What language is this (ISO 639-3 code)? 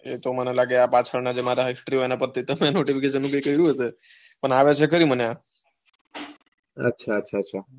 guj